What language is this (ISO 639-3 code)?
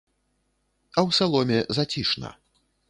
bel